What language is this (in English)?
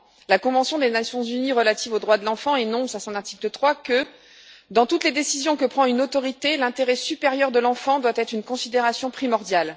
French